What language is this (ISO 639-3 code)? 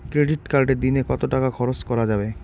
ben